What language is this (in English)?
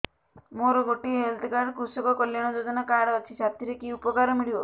Odia